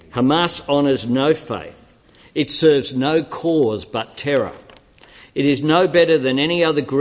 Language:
Indonesian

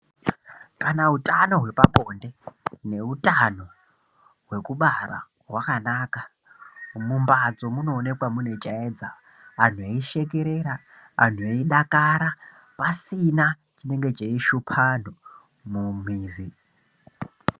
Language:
Ndau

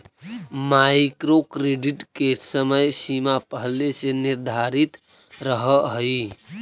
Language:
Magahi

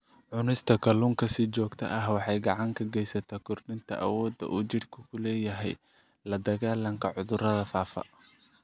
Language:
Somali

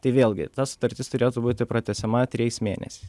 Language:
Lithuanian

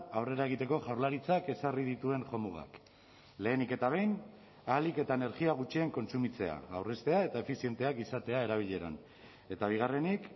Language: Basque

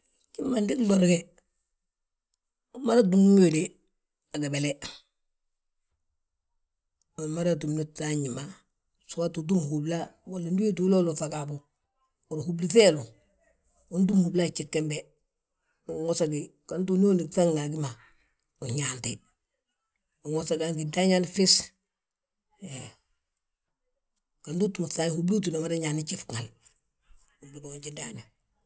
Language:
Balanta-Ganja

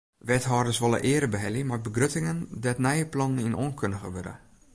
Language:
Western Frisian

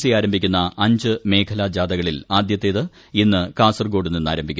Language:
Malayalam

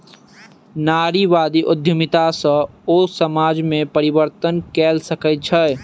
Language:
Maithili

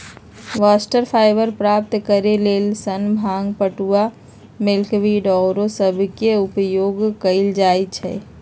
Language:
Magahi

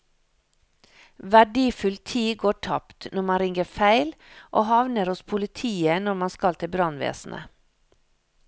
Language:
Norwegian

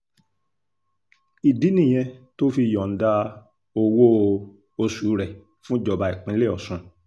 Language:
Yoruba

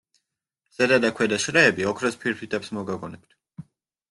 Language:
Georgian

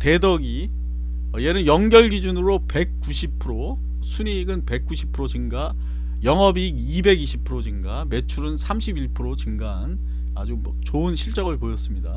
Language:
Korean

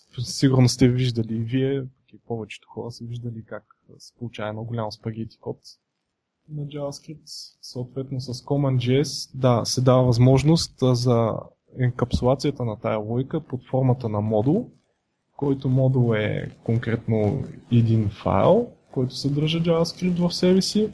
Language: Bulgarian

